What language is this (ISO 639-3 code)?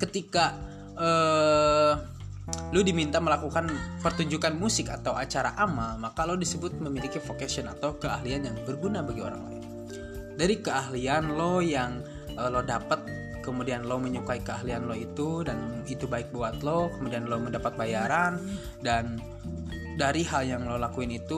ind